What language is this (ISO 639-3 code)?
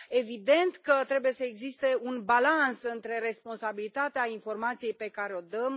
ron